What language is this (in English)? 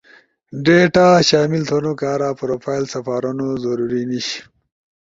Ushojo